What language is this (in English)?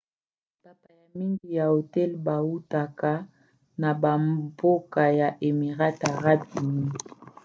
Lingala